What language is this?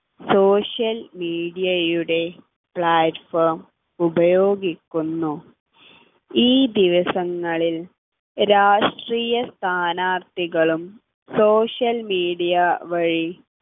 Malayalam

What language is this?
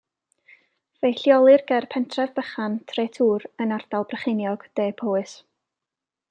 Welsh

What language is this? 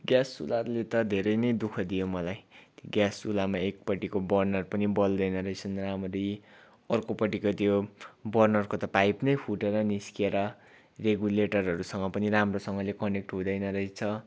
Nepali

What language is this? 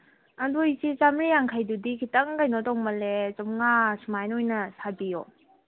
Manipuri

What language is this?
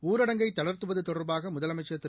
Tamil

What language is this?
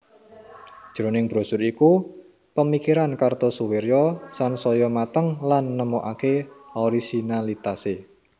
Javanese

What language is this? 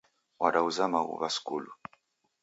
Taita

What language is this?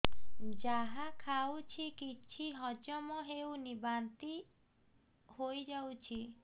Odia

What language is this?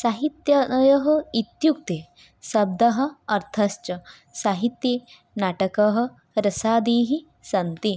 Sanskrit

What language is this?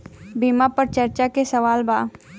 Bhojpuri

